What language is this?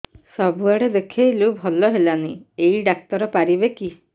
Odia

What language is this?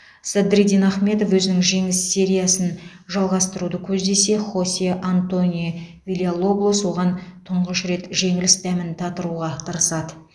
Kazakh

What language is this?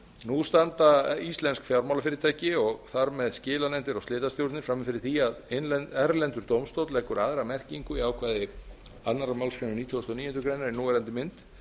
Icelandic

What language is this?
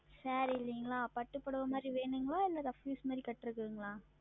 Tamil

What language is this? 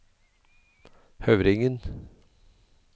Norwegian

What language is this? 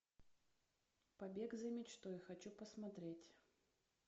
Russian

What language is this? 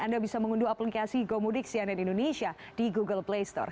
Indonesian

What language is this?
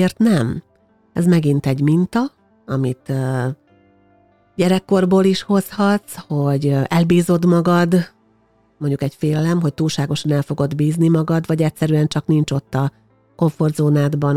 Hungarian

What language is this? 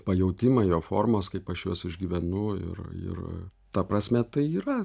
Lithuanian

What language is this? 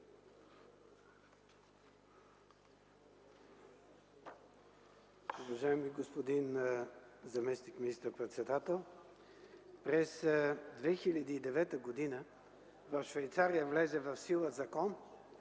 Bulgarian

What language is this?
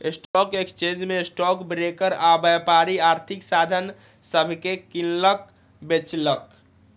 Magahi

